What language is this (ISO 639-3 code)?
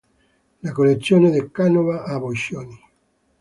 ita